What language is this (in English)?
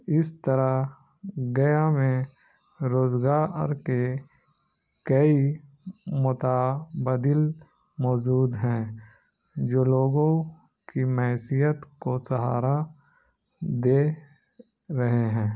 Urdu